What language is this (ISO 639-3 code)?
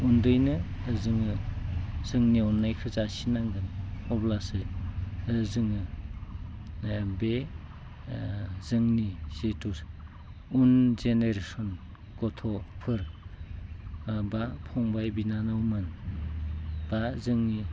brx